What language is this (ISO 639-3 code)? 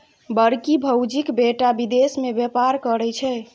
mai